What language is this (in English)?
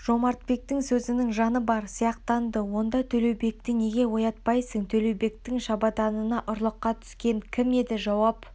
Kazakh